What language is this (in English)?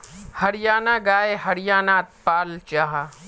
Magahi